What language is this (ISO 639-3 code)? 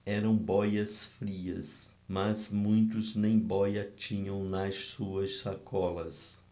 por